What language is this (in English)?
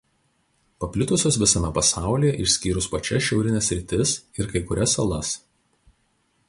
Lithuanian